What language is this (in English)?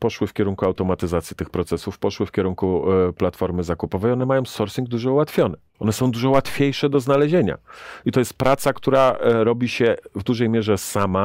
Polish